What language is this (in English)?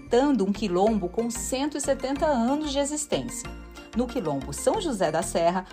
Portuguese